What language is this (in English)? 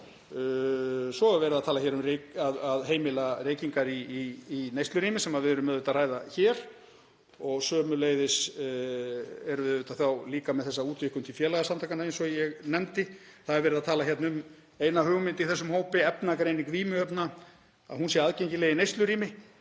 Icelandic